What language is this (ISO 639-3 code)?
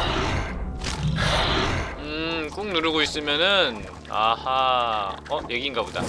kor